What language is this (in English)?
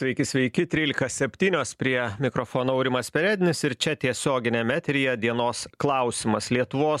Lithuanian